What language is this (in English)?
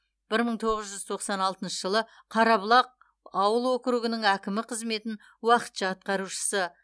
Kazakh